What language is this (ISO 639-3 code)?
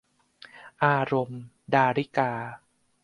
tha